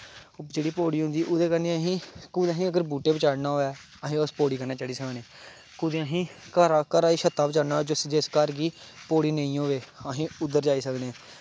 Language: Dogri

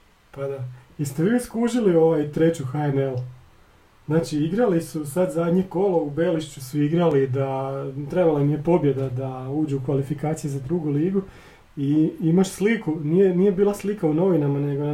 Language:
Croatian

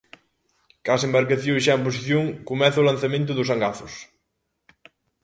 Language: Galician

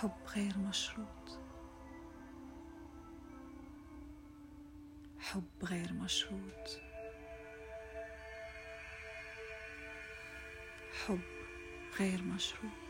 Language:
Arabic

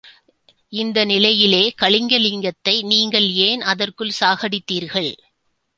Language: Tamil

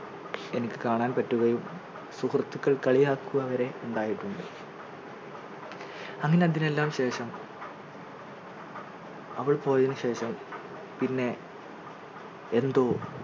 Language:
Malayalam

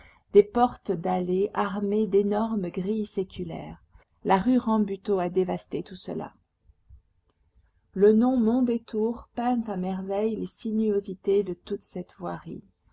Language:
French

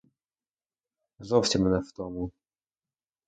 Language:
Ukrainian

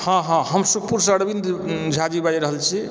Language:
Maithili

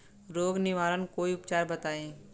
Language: Bhojpuri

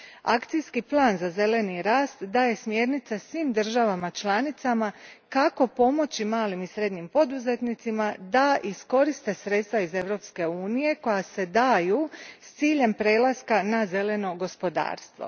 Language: Croatian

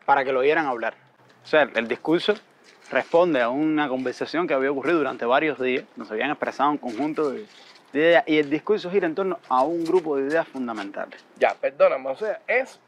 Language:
Spanish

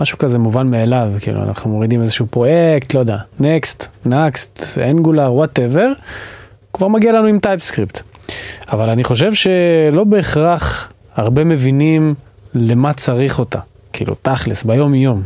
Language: Hebrew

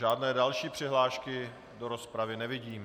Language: Czech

